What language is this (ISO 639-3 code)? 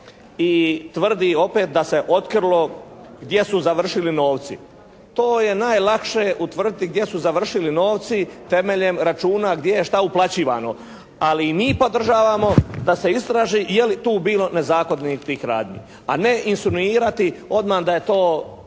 hrv